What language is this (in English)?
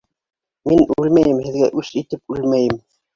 Bashkir